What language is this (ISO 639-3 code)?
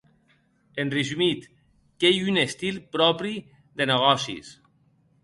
oci